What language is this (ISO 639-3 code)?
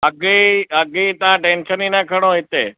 snd